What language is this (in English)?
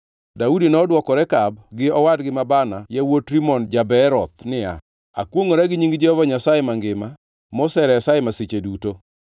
Luo (Kenya and Tanzania)